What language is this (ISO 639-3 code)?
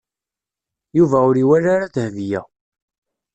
kab